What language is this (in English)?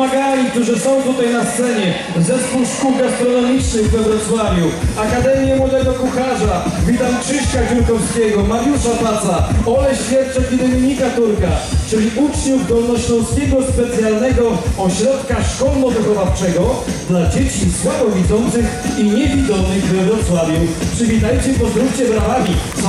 Polish